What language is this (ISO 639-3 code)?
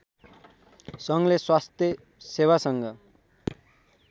nep